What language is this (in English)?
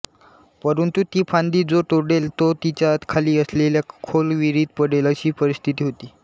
Marathi